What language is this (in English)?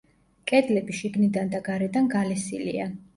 Georgian